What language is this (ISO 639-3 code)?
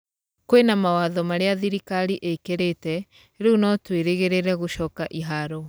kik